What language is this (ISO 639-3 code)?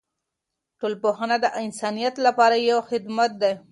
pus